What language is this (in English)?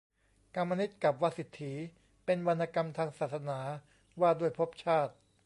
Thai